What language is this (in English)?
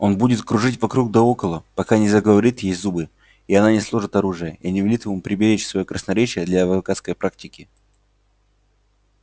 Russian